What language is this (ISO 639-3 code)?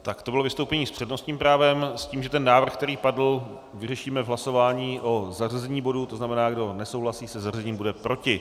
ces